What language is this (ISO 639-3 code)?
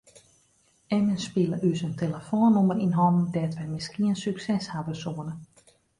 fry